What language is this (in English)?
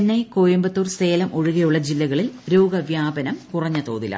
Malayalam